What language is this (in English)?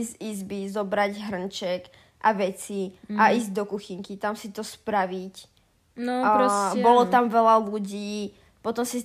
Slovak